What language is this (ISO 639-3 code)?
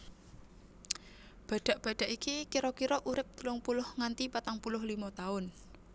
jav